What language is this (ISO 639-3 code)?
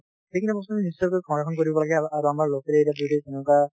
asm